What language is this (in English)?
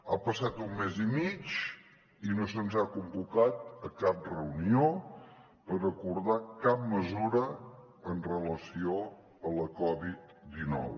Catalan